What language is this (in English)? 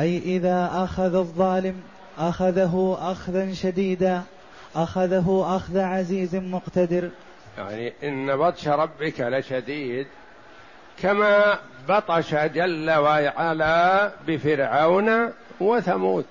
Arabic